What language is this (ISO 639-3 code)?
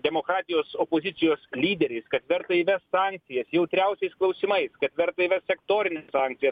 lit